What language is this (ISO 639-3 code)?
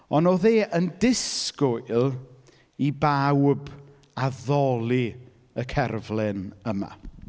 cym